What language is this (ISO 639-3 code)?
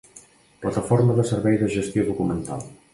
cat